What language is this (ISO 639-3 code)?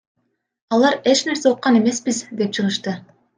kir